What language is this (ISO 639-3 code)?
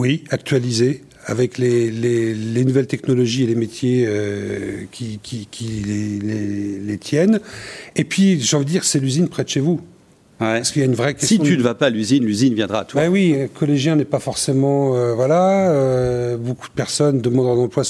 fra